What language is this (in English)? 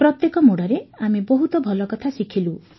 Odia